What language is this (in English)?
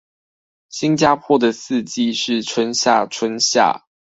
Chinese